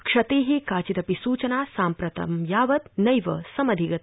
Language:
Sanskrit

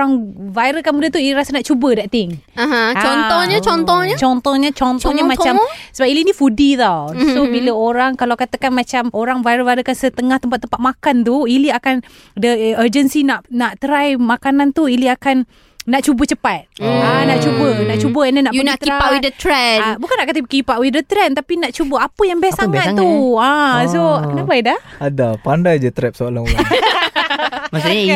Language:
Malay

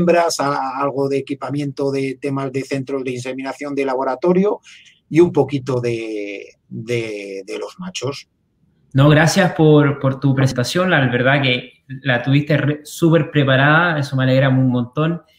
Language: Spanish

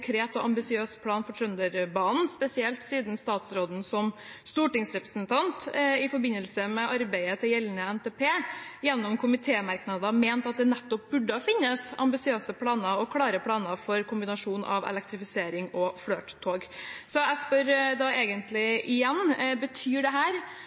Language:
Norwegian Bokmål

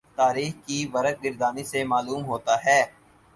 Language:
Urdu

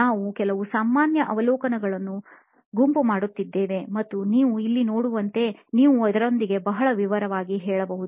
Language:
Kannada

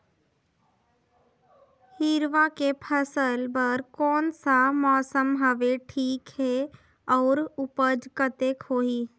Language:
Chhattisgarhi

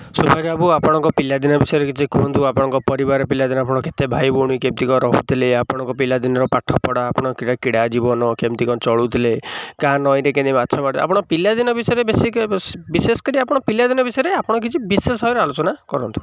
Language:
Odia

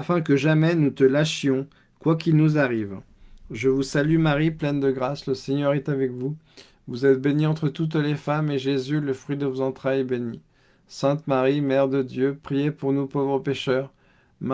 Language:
French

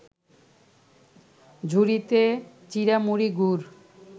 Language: Bangla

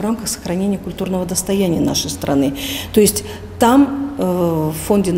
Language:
Russian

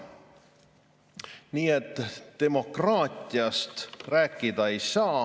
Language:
Estonian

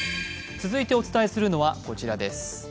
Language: Japanese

